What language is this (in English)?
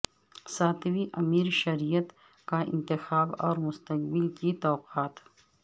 Urdu